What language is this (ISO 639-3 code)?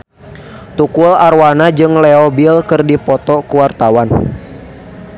sun